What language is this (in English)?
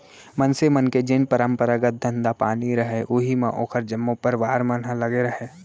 Chhattisgarhi